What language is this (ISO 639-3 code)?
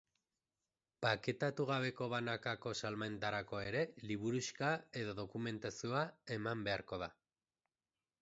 eus